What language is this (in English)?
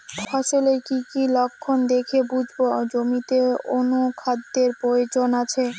Bangla